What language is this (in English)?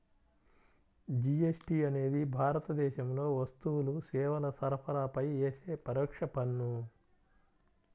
Telugu